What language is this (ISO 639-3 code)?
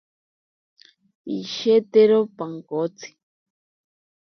prq